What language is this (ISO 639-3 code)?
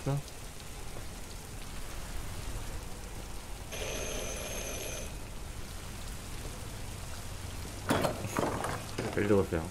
fra